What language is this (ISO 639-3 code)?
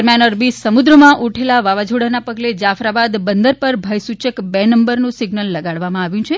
guj